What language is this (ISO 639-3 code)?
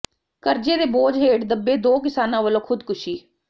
pan